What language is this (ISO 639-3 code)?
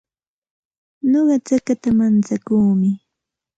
qxt